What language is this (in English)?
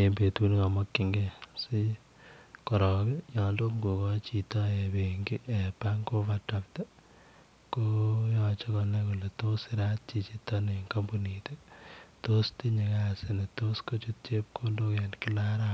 Kalenjin